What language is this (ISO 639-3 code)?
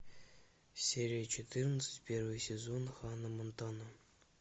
rus